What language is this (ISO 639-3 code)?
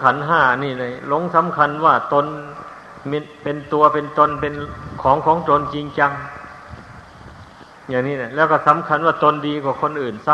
tha